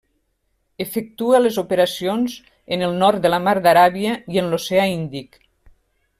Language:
Catalan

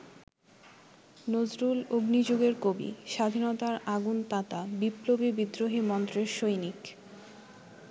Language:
Bangla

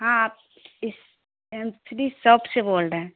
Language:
Urdu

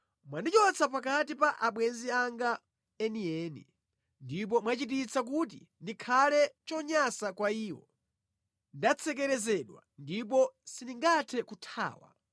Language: Nyanja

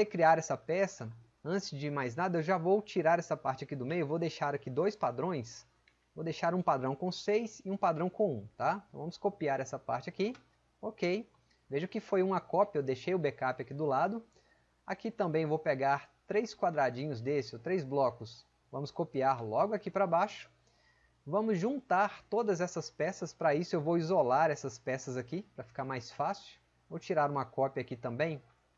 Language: Portuguese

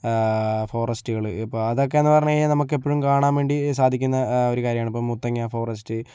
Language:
Malayalam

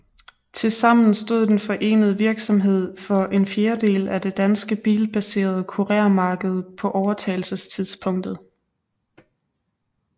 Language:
Danish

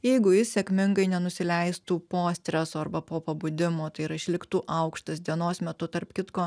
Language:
Lithuanian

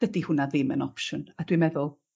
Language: Welsh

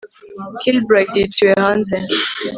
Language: Kinyarwanda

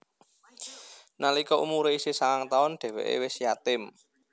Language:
Javanese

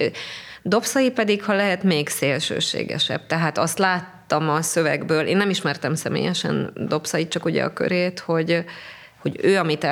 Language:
Hungarian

